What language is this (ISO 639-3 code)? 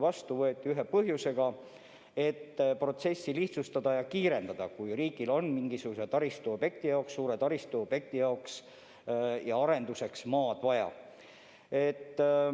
est